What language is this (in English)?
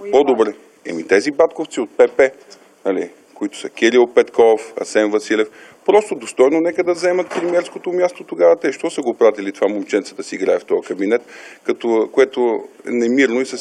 Bulgarian